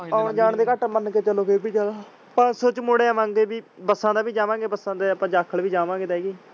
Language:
Punjabi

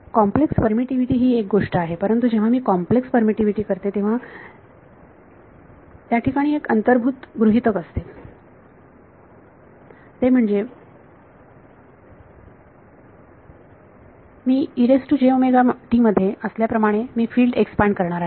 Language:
Marathi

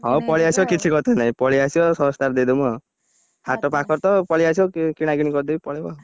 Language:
Odia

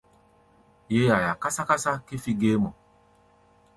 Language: Gbaya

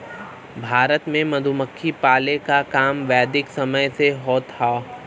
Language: Bhojpuri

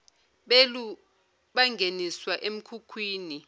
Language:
Zulu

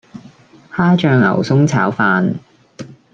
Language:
Cantonese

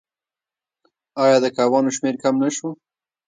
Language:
Pashto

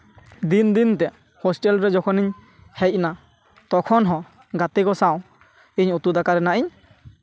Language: Santali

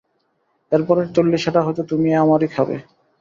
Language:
Bangla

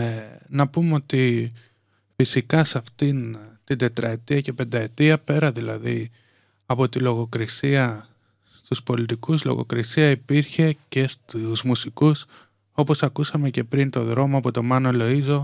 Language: Greek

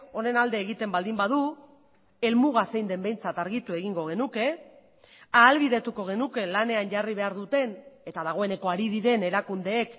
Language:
Basque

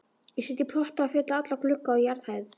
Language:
Icelandic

